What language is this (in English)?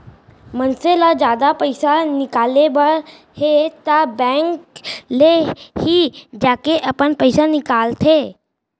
Chhattisgarhi